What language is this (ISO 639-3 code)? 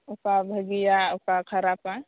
sat